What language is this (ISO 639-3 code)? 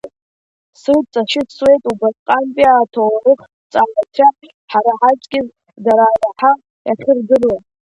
abk